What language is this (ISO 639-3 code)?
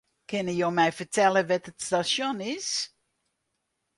fry